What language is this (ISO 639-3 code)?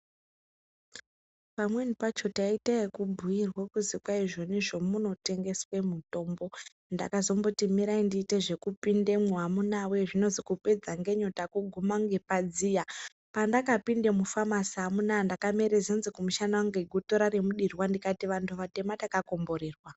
ndc